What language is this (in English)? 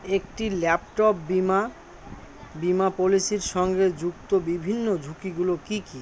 Bangla